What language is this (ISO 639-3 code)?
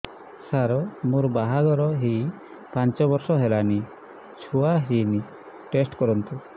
ori